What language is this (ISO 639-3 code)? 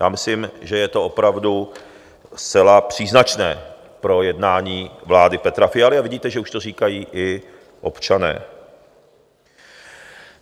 ces